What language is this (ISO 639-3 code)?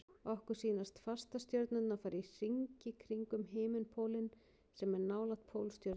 isl